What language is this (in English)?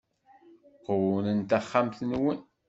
Kabyle